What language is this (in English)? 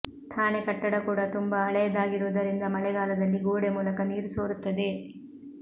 Kannada